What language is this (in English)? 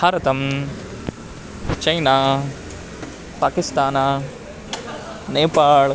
Sanskrit